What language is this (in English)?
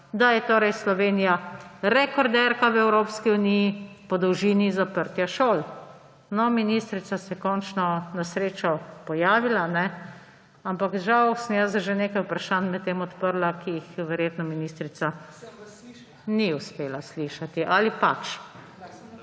Slovenian